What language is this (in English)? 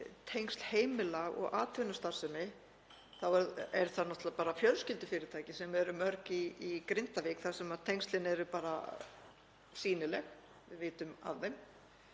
Icelandic